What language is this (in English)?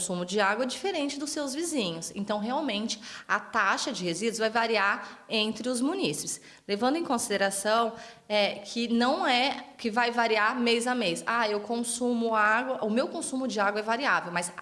Portuguese